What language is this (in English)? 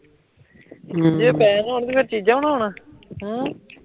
Punjabi